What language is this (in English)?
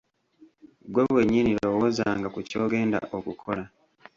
Ganda